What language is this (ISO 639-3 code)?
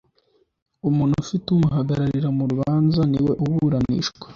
kin